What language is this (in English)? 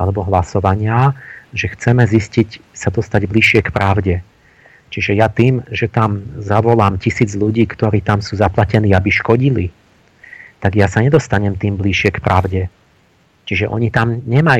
Slovak